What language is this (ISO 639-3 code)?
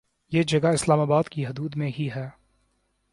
urd